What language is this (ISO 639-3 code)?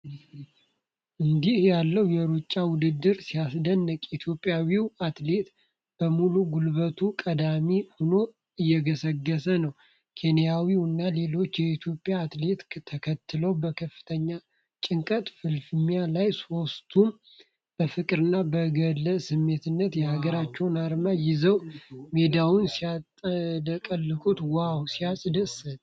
amh